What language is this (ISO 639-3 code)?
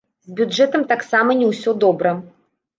bel